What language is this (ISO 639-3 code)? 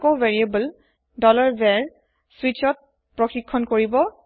asm